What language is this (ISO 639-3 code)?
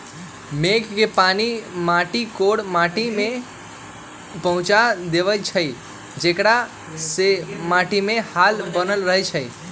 mag